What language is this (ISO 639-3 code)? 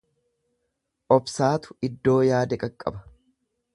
orm